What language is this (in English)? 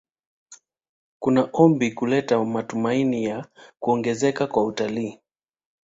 Swahili